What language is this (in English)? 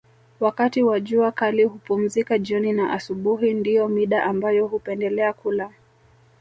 Swahili